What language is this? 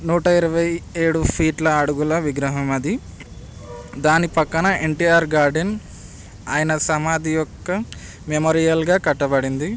Telugu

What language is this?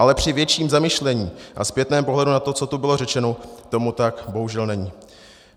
Czech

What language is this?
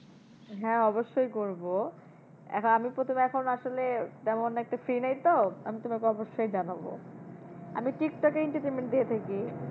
Bangla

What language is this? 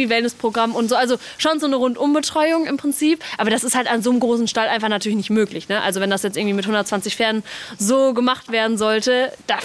German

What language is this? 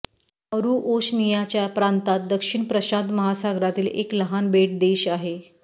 Marathi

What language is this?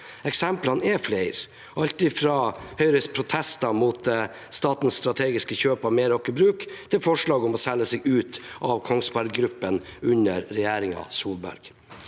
Norwegian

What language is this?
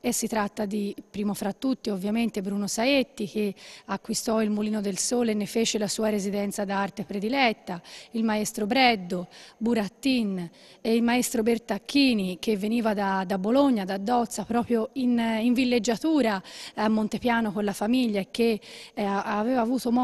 Italian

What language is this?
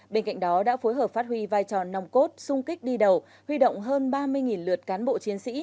Vietnamese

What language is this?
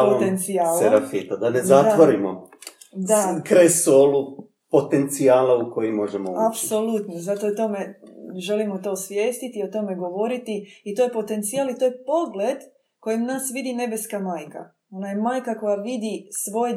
Croatian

